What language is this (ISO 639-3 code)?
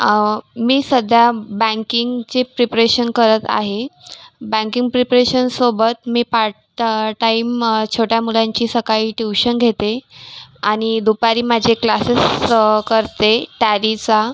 mar